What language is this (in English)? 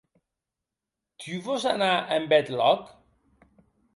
Occitan